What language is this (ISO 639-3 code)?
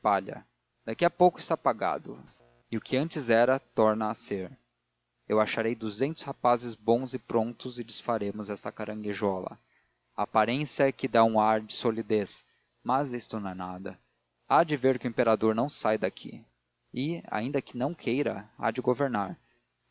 por